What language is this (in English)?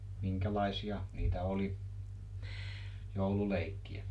Finnish